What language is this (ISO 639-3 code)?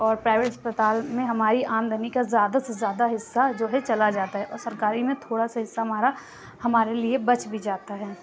urd